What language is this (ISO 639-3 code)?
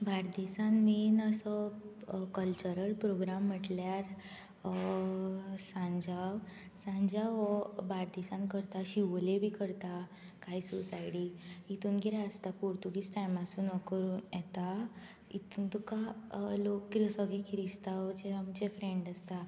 kok